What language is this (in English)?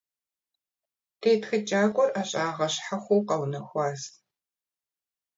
Kabardian